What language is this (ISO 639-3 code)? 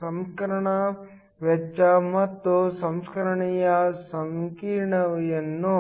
kan